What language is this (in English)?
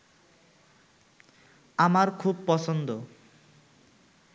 Bangla